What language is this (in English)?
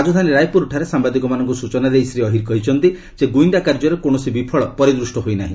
Odia